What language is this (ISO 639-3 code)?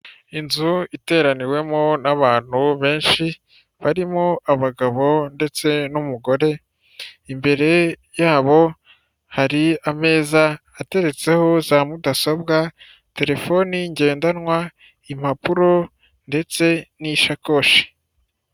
kin